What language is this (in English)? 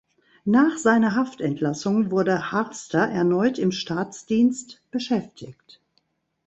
German